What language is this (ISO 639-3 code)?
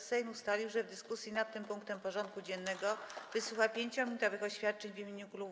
pol